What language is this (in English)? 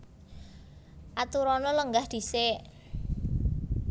Javanese